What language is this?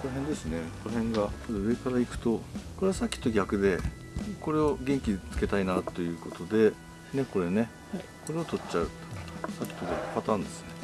Japanese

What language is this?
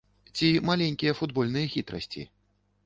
Belarusian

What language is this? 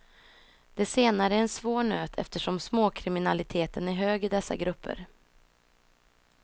Swedish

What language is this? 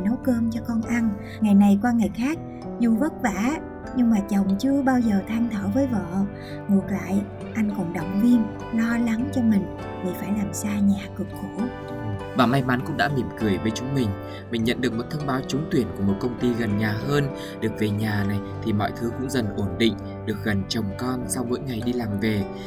Vietnamese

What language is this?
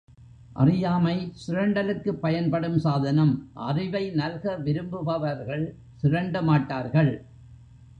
Tamil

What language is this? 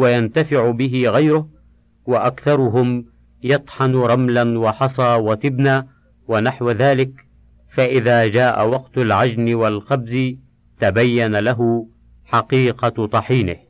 Arabic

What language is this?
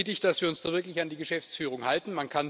German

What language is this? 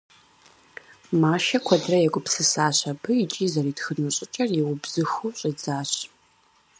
Kabardian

